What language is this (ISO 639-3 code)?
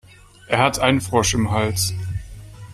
deu